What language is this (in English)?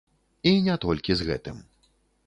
Belarusian